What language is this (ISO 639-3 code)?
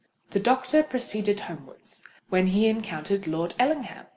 eng